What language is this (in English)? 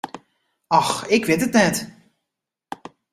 Western Frisian